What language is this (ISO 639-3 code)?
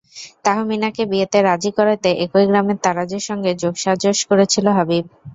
ben